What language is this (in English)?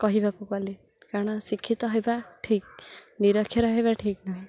Odia